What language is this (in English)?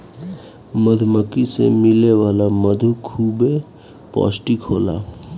Bhojpuri